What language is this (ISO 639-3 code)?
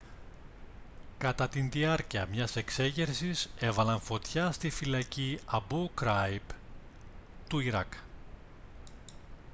ell